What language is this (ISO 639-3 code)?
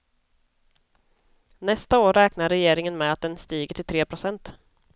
swe